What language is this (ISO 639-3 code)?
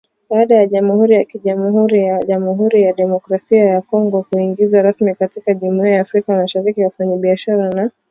swa